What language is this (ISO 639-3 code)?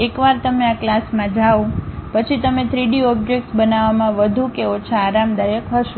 guj